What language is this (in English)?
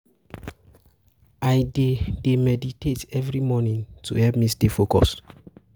Nigerian Pidgin